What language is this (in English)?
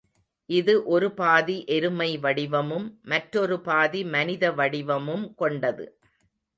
Tamil